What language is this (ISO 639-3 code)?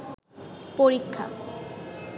ben